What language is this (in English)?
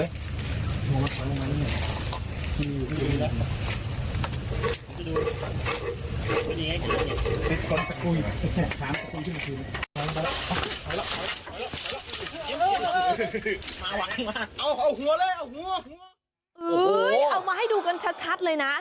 Thai